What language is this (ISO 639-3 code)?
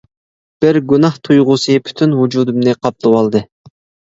uig